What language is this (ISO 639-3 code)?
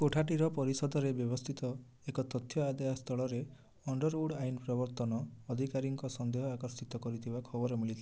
ori